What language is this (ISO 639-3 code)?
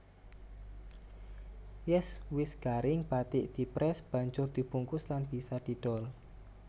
jav